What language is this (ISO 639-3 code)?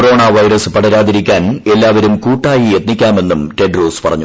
mal